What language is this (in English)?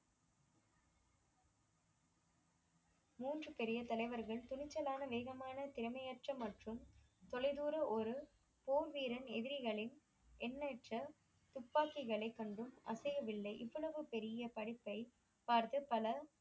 Tamil